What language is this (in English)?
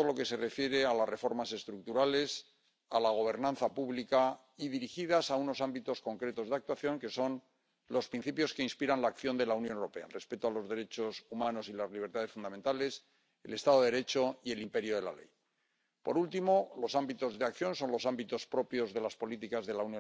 Spanish